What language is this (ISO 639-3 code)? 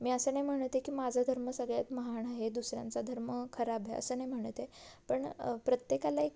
mar